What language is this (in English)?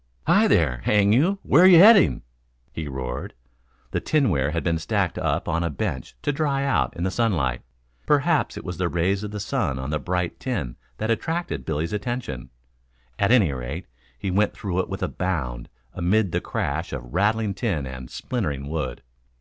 English